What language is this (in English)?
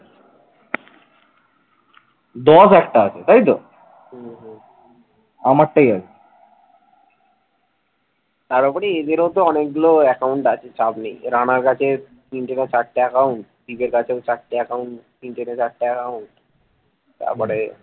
Bangla